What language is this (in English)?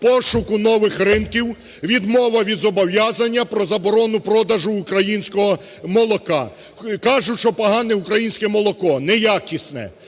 Ukrainian